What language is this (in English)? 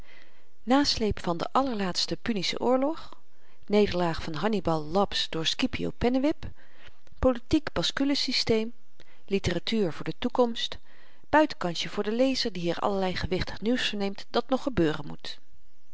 Dutch